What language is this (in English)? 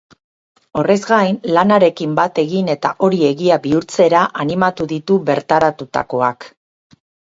Basque